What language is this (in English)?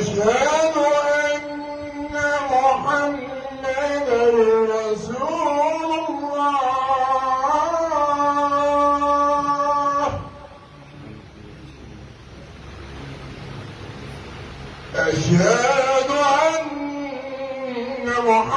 Arabic